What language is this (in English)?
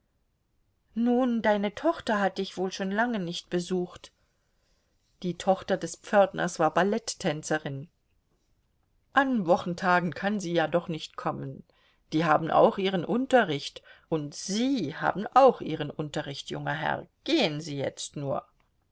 German